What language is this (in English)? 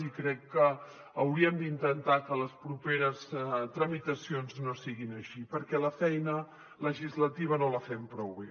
Catalan